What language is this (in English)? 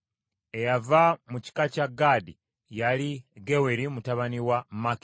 Ganda